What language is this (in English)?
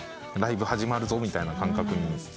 Japanese